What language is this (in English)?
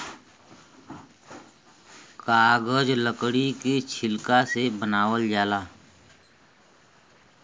Bhojpuri